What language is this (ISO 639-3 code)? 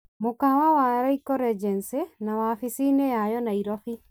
kik